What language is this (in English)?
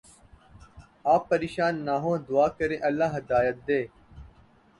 Urdu